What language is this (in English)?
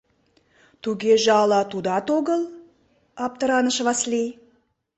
Mari